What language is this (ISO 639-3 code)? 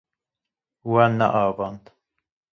kur